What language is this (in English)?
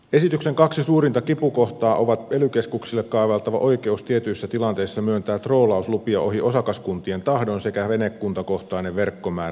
Finnish